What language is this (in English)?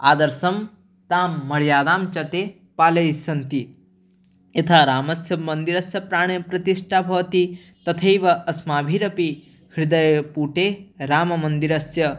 Sanskrit